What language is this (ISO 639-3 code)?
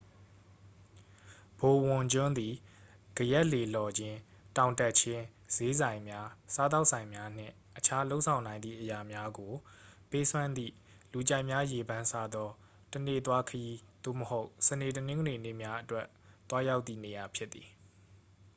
mya